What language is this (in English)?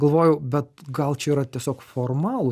Lithuanian